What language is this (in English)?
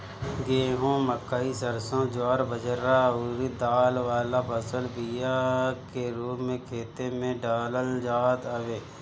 Bhojpuri